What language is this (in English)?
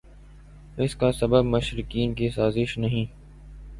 Urdu